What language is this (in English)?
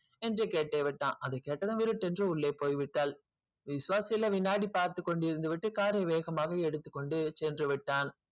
Tamil